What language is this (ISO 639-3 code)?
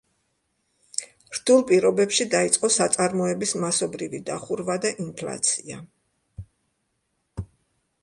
kat